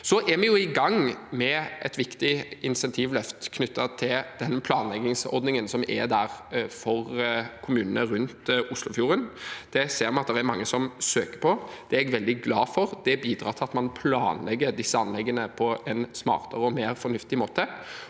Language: Norwegian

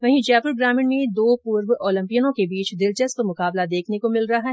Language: Hindi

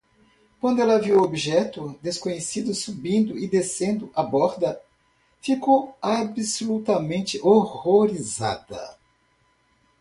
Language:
Portuguese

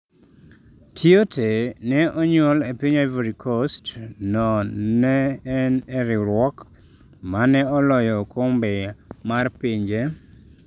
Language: Luo (Kenya and Tanzania)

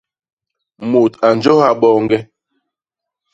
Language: Basaa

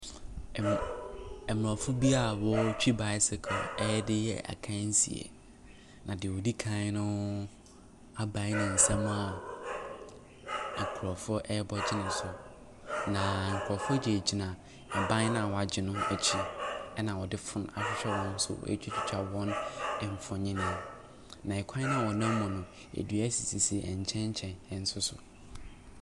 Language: Akan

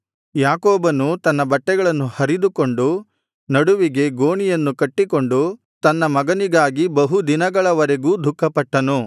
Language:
Kannada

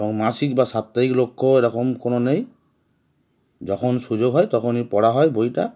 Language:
Bangla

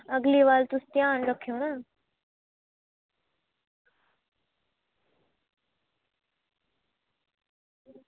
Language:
Dogri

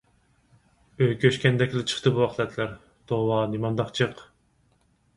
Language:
Uyghur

